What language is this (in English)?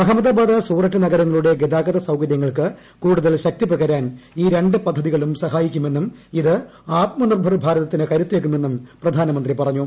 Malayalam